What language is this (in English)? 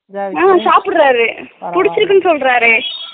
Tamil